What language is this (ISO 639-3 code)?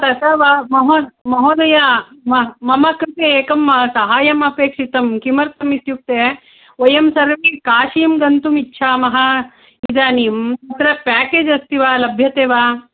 san